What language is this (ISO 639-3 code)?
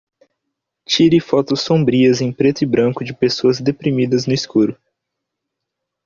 por